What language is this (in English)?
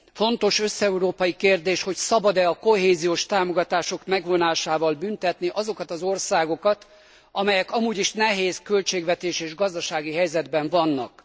Hungarian